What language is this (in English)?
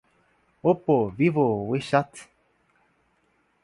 Portuguese